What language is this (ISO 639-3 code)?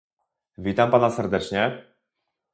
pol